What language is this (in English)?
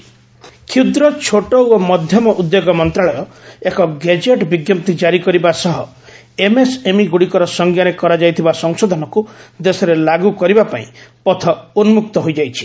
Odia